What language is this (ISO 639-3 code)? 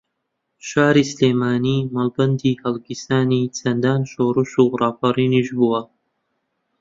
ckb